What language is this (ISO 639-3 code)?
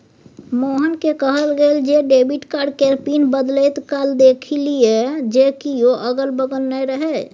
mai